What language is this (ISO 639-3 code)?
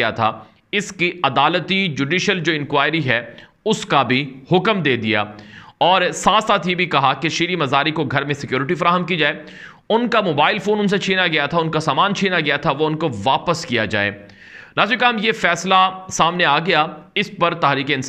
hin